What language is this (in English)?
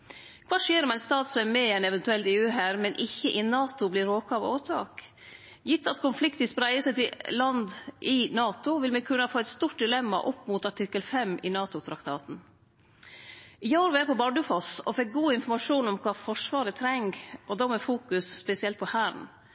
Norwegian Nynorsk